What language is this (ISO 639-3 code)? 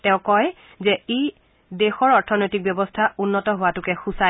asm